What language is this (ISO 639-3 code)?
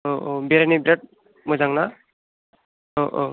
brx